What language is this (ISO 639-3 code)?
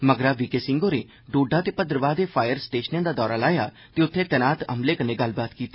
doi